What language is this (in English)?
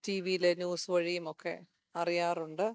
Malayalam